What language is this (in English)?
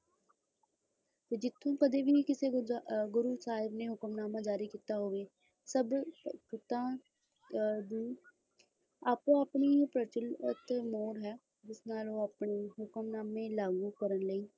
Punjabi